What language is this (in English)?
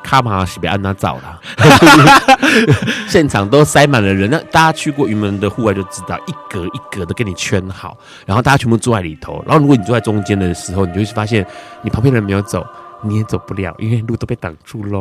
Chinese